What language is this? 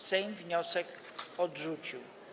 Polish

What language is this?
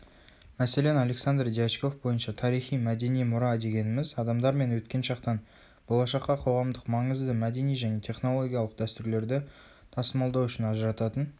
Kazakh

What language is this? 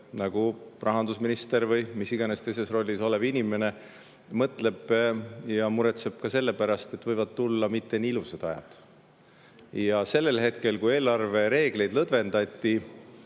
Estonian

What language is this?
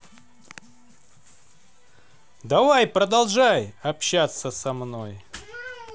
Russian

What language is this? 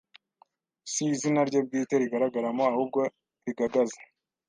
Kinyarwanda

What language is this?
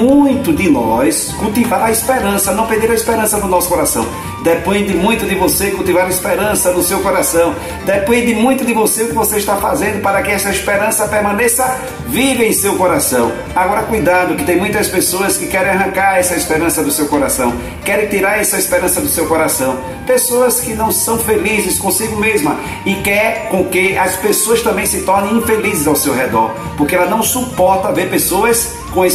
Portuguese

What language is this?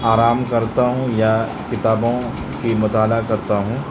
Urdu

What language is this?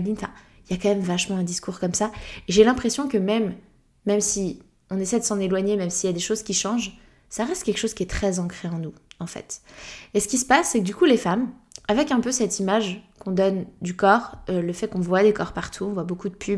French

